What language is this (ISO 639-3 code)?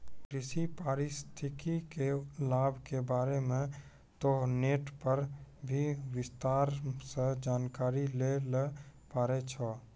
mai